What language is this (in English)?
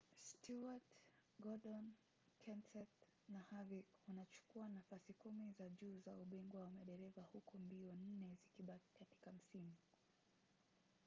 Swahili